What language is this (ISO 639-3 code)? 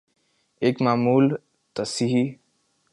urd